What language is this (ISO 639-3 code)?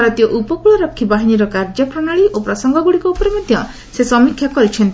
ori